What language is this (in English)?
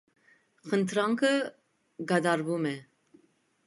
Armenian